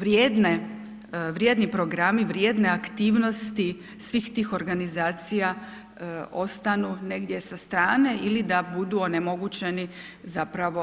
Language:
Croatian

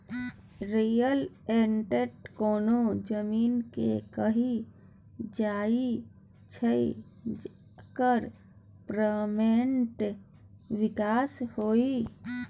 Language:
Maithili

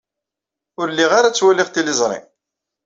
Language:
Kabyle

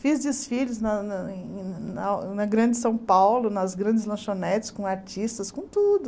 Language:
Portuguese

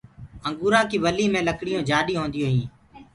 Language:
Gurgula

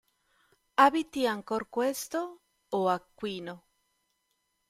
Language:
Italian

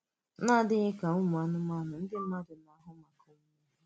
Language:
Igbo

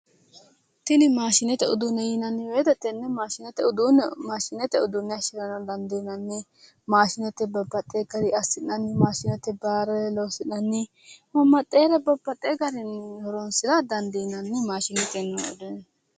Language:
Sidamo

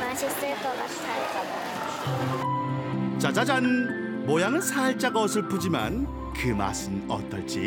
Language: Korean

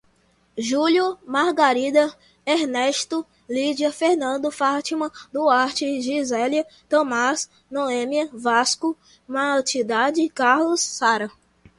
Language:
Portuguese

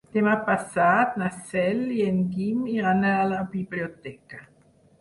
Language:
Catalan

